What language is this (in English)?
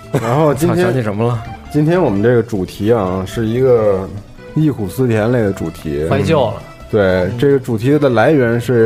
Chinese